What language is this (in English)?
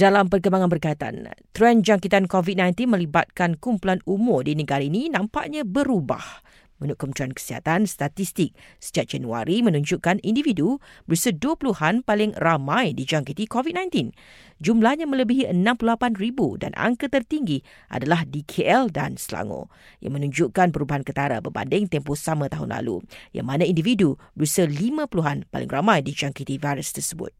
Malay